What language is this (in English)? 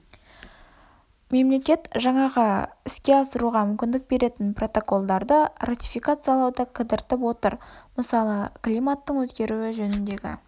Kazakh